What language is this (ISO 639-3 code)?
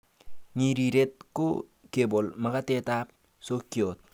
kln